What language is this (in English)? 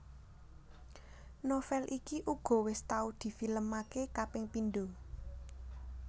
Javanese